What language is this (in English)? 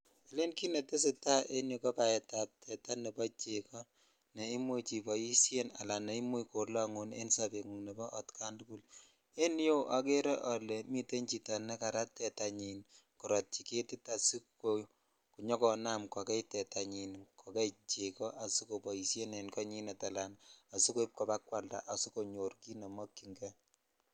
Kalenjin